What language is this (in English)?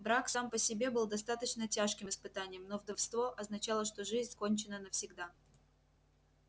Russian